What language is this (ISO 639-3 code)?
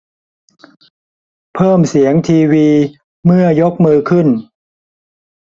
tha